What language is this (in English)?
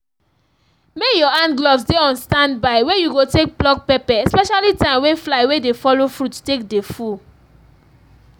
Nigerian Pidgin